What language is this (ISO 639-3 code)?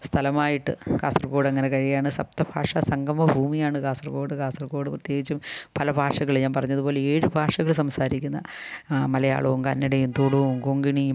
mal